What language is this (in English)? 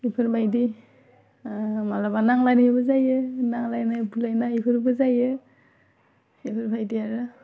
Bodo